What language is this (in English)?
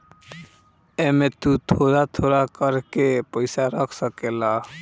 Bhojpuri